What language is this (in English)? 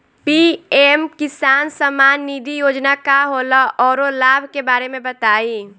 Bhojpuri